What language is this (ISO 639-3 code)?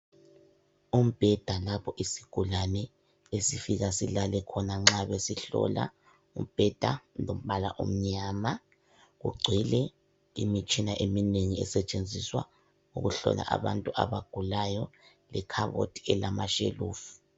nde